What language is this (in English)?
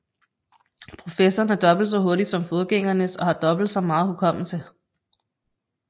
Danish